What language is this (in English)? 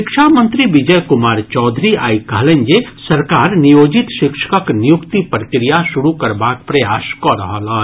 Maithili